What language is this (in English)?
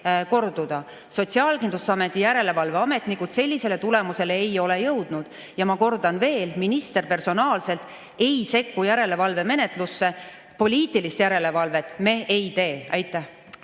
Estonian